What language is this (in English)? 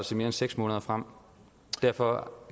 Danish